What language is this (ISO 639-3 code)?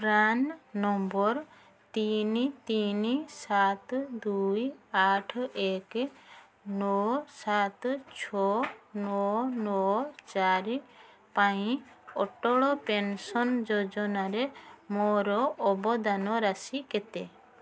ori